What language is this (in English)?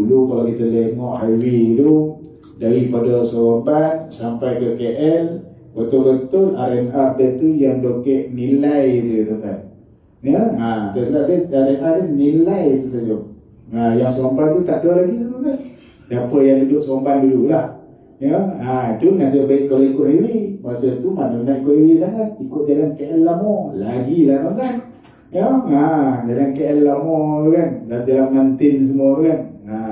Malay